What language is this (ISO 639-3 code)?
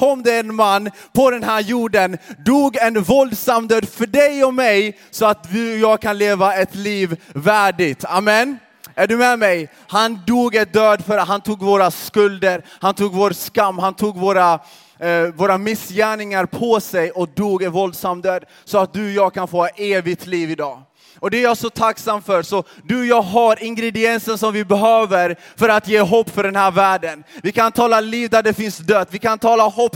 swe